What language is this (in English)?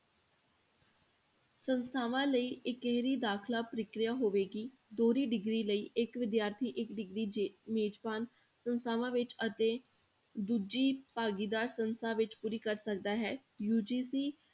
Punjabi